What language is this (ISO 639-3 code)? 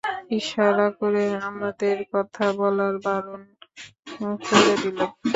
ben